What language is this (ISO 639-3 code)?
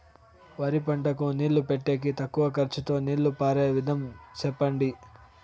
tel